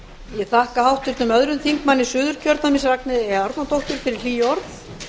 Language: Icelandic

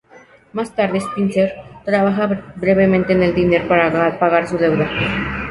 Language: Spanish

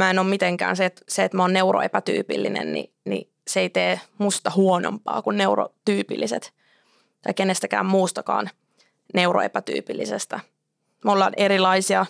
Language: Finnish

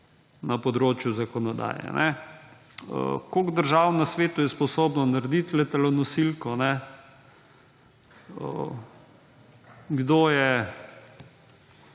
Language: Slovenian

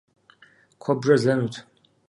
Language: Kabardian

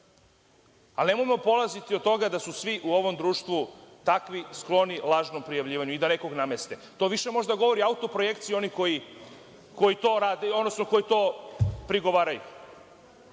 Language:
Serbian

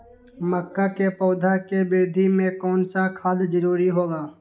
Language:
Magahi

